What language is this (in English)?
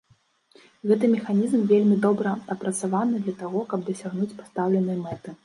Belarusian